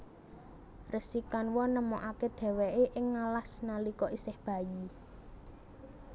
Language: Javanese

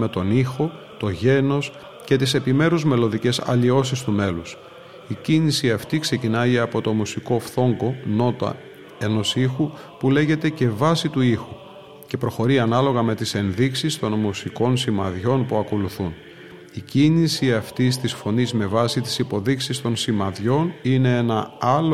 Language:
Greek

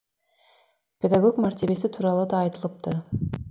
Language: Kazakh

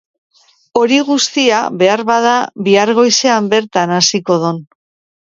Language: Basque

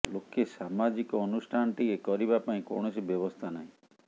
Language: Odia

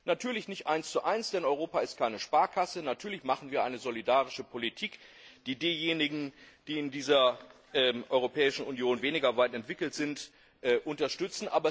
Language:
German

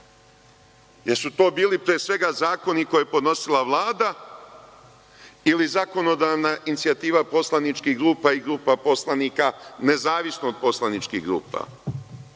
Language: Serbian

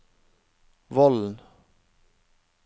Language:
Norwegian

